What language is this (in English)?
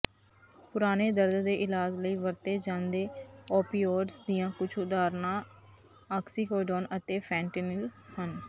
Punjabi